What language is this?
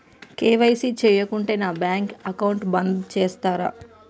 Telugu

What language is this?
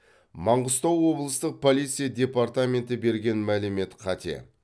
Kazakh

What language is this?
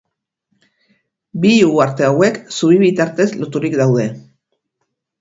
Basque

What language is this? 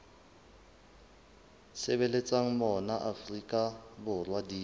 Southern Sotho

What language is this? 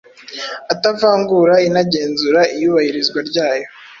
Kinyarwanda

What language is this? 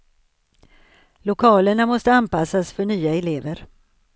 Swedish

